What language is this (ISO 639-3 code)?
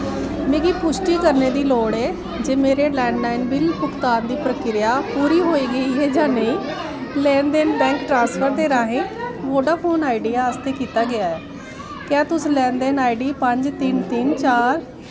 doi